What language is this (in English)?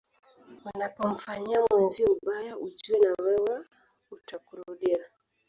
Swahili